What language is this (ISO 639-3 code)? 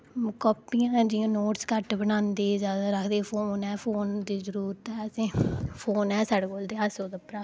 doi